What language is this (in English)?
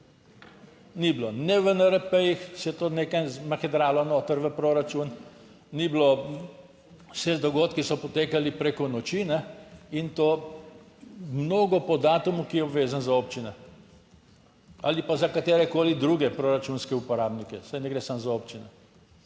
Slovenian